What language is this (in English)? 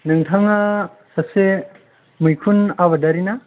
Bodo